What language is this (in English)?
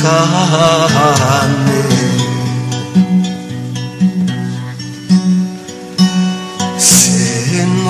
Arabic